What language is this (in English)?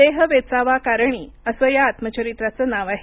Marathi